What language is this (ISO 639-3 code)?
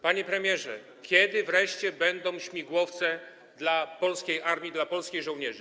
pol